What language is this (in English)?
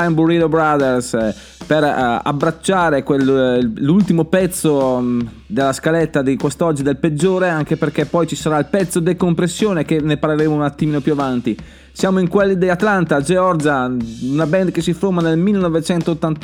Italian